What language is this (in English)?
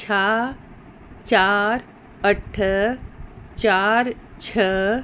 Sindhi